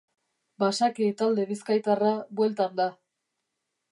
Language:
Basque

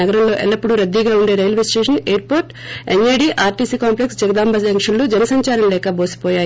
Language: Telugu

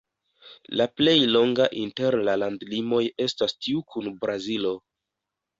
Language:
Esperanto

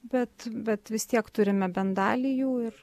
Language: Lithuanian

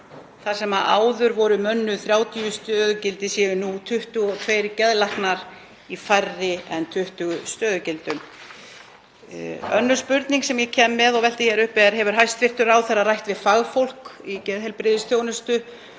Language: Icelandic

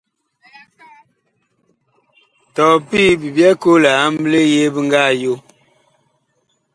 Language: Bakoko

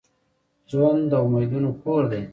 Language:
Pashto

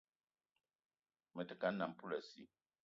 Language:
Eton (Cameroon)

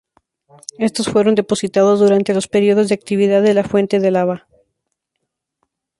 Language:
Spanish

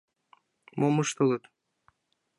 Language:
Mari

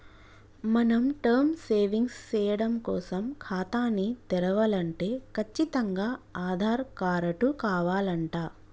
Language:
Telugu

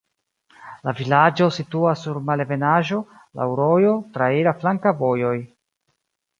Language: Esperanto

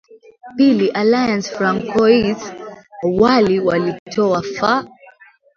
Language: Swahili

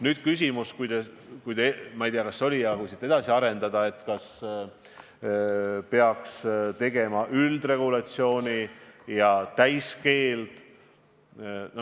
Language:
Estonian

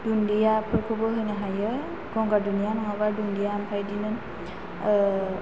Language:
Bodo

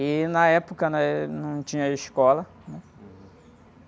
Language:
Portuguese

